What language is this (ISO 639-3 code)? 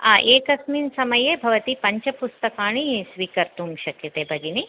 san